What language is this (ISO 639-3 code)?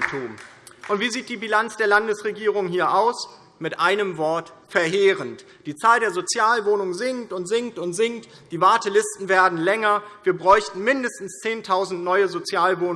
deu